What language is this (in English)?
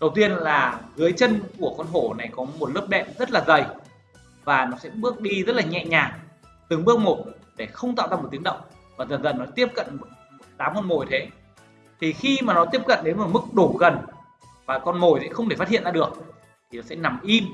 Vietnamese